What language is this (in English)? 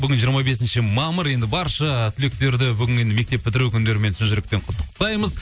Kazakh